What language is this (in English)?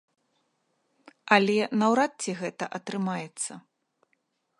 Belarusian